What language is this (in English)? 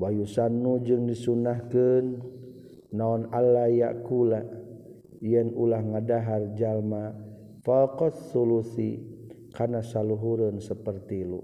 Malay